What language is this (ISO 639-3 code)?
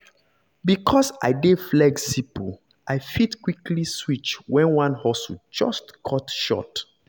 pcm